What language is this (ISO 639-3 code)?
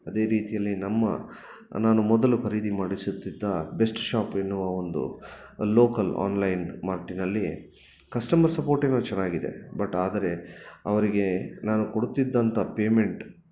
kan